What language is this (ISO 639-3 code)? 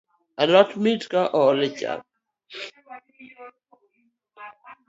luo